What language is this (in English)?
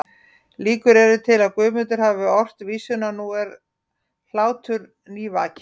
Icelandic